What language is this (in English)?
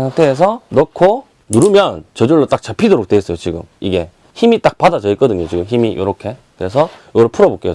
Korean